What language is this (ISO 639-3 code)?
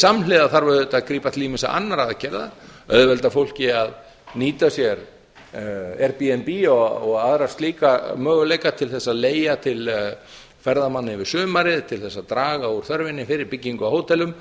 isl